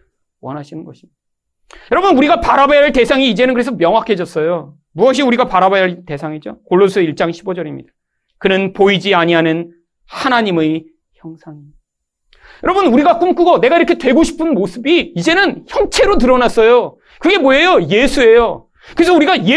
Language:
Korean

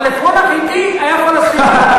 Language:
Hebrew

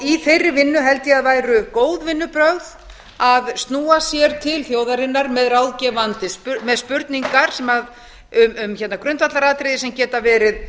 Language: Icelandic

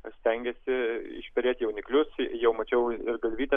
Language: Lithuanian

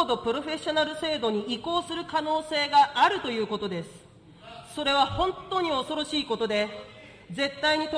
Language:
Japanese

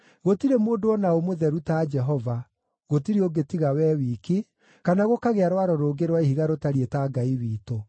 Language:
Kikuyu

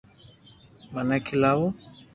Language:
Loarki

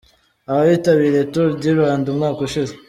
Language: Kinyarwanda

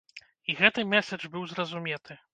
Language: Belarusian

